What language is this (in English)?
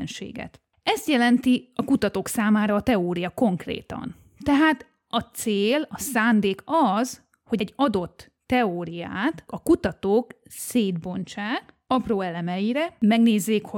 Hungarian